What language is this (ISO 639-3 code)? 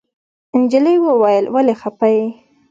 pus